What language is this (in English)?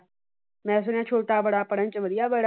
Punjabi